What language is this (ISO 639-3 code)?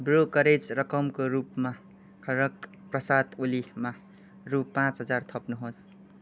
nep